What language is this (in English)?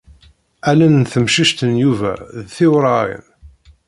Kabyle